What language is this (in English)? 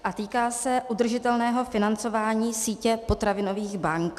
Czech